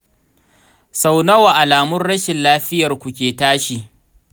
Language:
Hausa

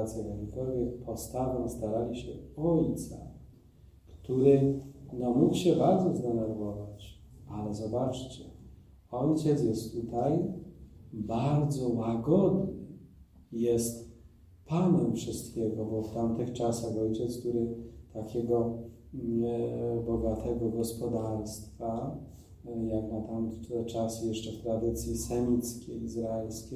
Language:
Polish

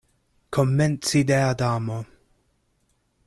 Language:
Esperanto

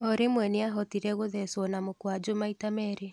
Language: Kikuyu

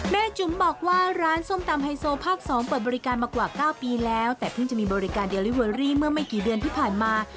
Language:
Thai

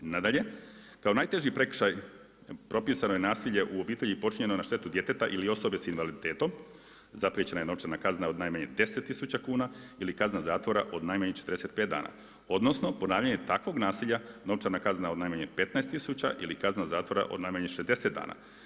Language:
Croatian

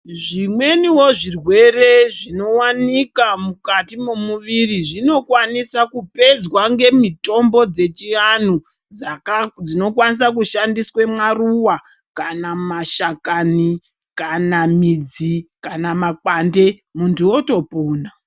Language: Ndau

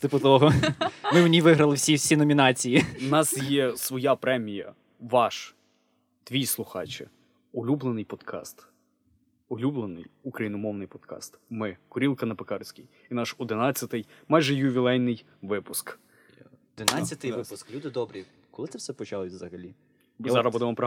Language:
Ukrainian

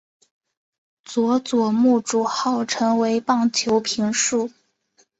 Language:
Chinese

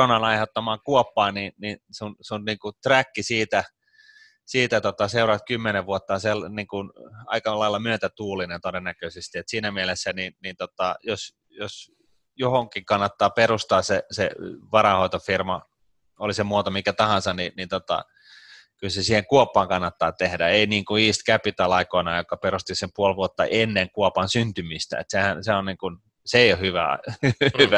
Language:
Finnish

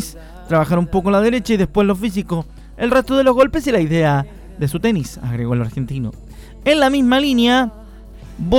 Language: Spanish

